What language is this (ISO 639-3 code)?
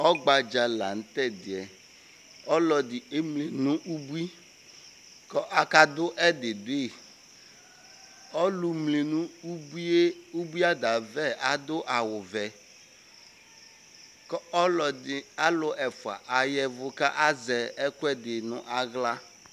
kpo